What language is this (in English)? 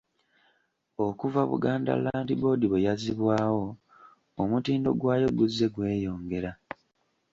Ganda